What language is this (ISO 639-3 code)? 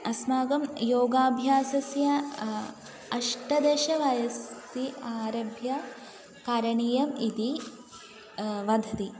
san